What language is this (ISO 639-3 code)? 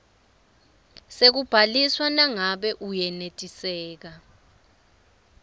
ssw